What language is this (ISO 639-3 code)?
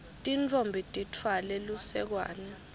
ssw